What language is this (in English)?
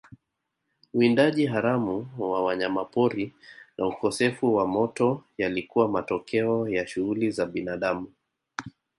Swahili